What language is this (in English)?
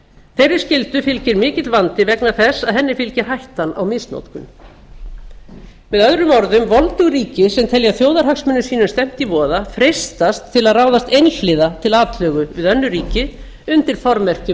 Icelandic